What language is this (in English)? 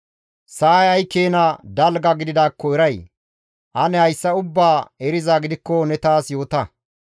Gamo